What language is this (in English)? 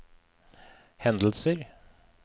Norwegian